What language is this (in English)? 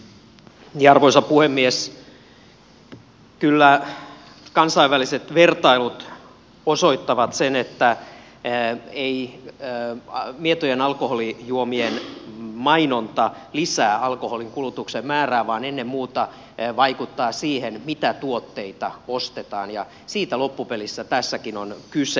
Finnish